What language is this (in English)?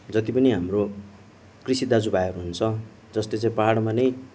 Nepali